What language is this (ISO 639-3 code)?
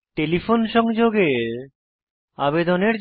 ben